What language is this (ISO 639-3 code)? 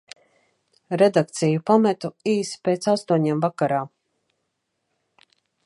lav